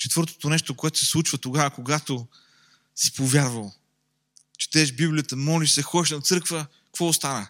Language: Bulgarian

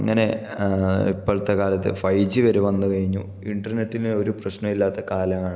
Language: Malayalam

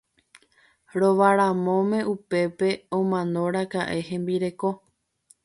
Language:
Guarani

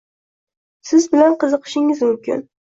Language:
Uzbek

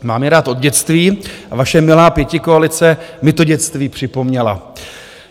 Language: Czech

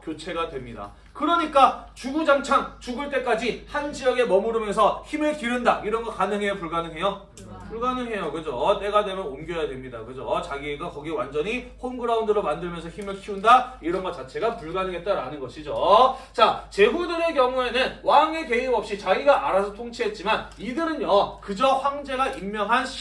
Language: Korean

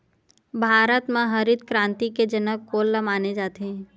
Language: Chhattisgarhi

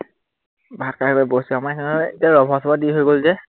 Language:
Assamese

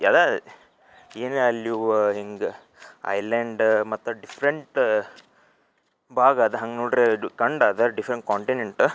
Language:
Kannada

